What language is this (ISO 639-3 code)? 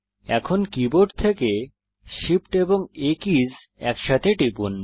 ben